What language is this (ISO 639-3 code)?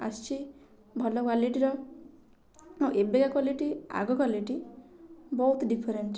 ori